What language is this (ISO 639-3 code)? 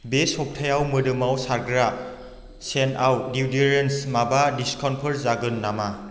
brx